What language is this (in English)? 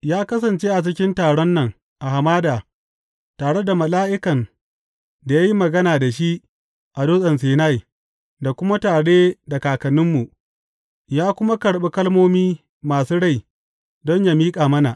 Hausa